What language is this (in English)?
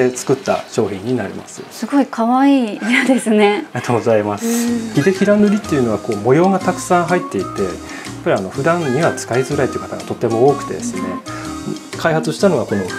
Japanese